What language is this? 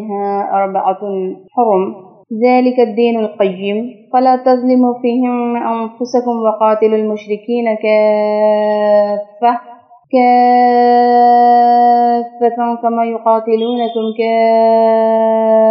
Urdu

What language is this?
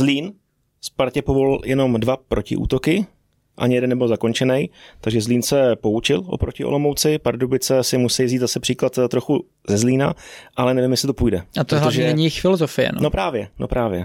Czech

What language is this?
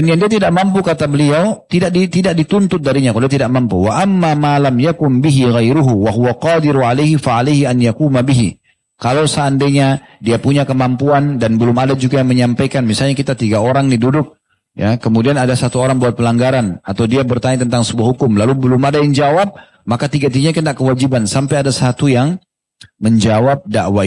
Indonesian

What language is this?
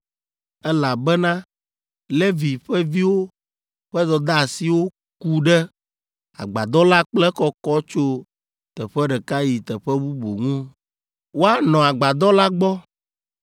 Ewe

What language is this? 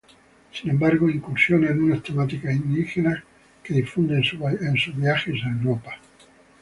Spanish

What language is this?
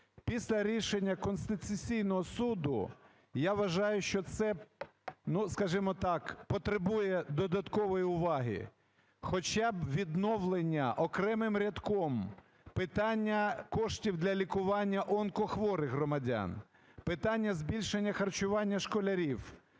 Ukrainian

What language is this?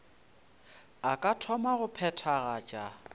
Northern Sotho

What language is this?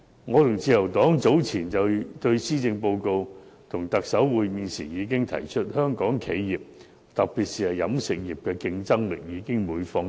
Cantonese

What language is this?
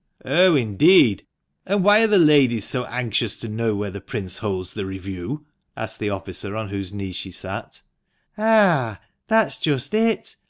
English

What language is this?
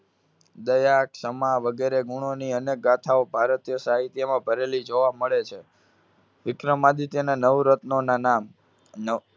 Gujarati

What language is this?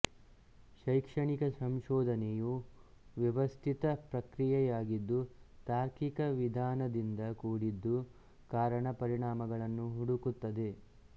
Kannada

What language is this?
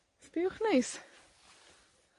Welsh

